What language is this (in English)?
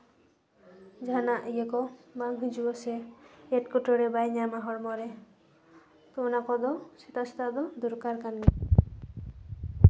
Santali